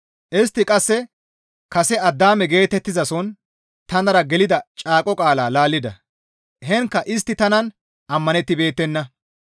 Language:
Gamo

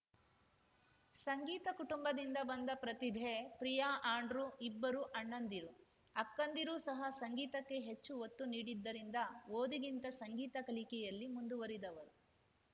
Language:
Kannada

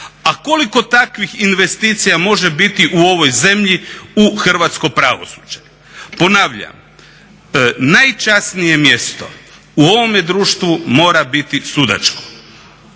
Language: Croatian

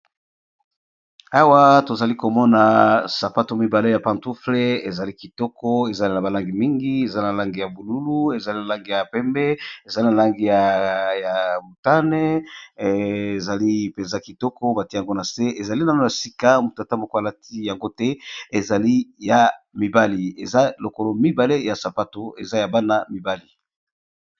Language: Lingala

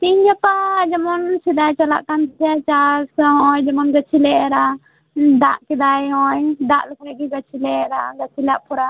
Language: Santali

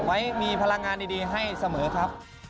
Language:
Thai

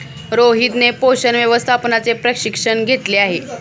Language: Marathi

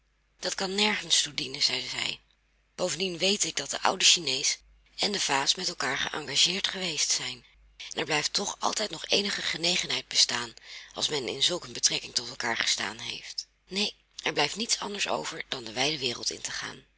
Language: Dutch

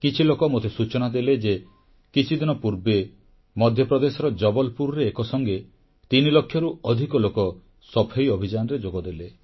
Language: Odia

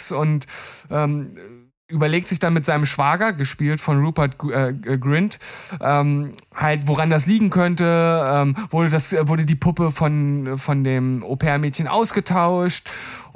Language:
German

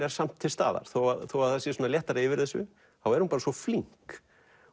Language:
Icelandic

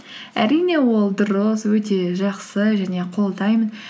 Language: Kazakh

